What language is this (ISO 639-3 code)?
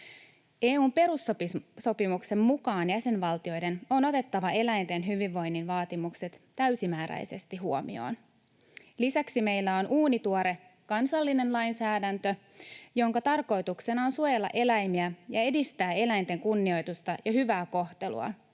fin